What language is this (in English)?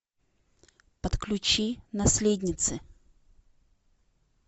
Russian